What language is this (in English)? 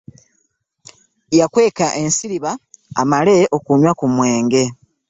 Ganda